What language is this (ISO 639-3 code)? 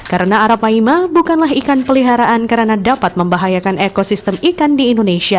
ind